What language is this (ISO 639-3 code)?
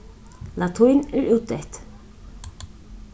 fao